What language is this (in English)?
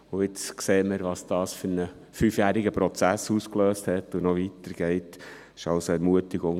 Swiss German